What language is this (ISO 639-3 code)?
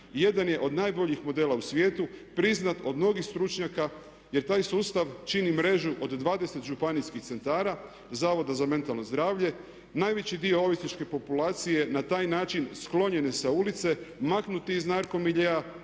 hrv